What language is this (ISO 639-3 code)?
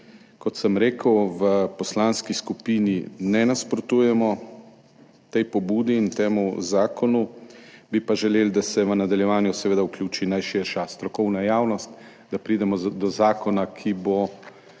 slv